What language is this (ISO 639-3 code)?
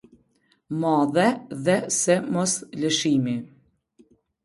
sqi